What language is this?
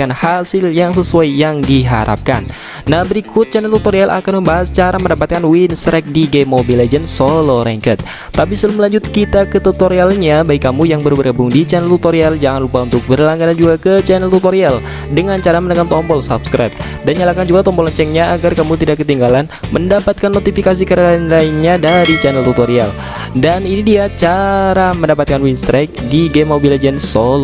Indonesian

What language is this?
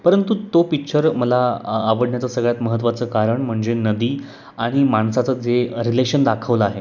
Marathi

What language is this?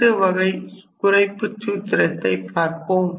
Tamil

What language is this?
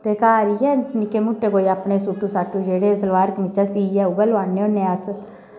Dogri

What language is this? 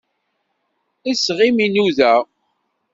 Kabyle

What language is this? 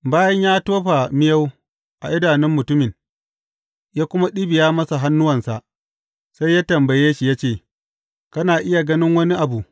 Hausa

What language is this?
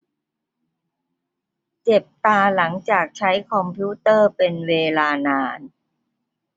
Thai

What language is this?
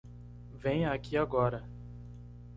Portuguese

